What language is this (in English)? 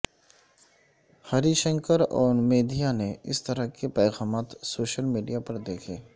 Urdu